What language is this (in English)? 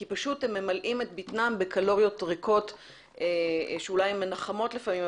Hebrew